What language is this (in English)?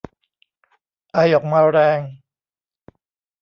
Thai